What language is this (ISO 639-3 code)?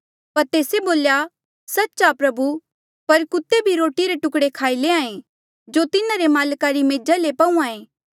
mjl